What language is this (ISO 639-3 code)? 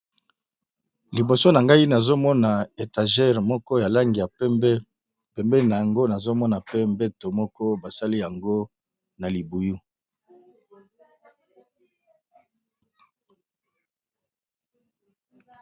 lin